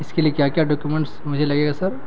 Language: Urdu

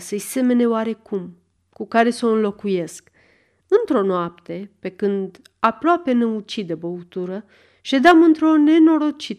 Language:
Romanian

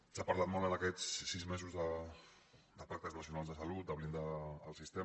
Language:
Catalan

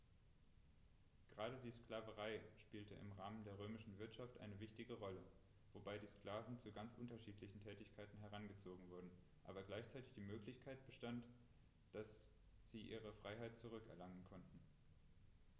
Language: German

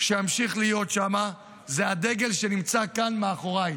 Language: Hebrew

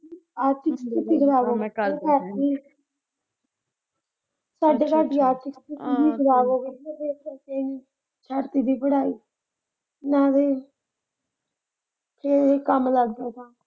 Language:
Punjabi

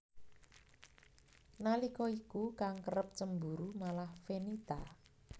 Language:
Javanese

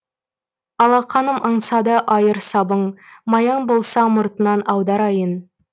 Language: Kazakh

